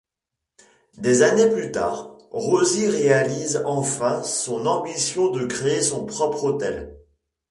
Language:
French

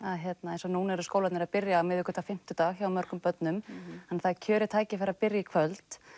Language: Icelandic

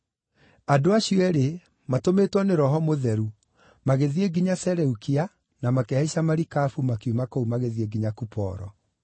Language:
Kikuyu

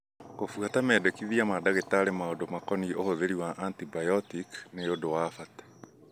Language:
Kikuyu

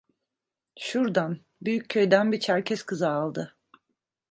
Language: Turkish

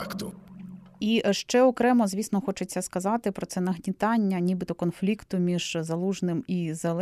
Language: Ukrainian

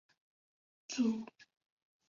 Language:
Chinese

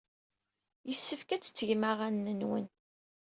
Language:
Kabyle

